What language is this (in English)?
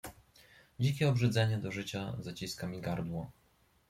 Polish